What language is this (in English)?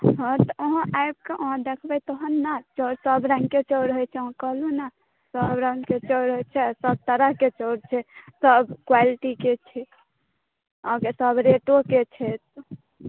Maithili